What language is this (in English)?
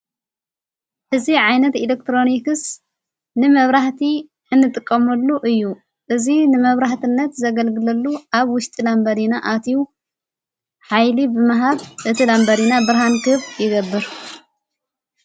Tigrinya